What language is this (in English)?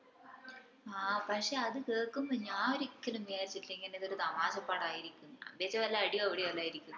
Malayalam